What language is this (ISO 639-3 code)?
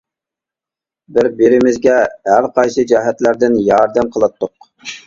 uig